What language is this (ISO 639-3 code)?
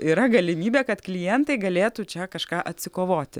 lit